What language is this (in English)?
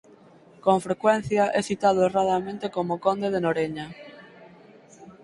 Galician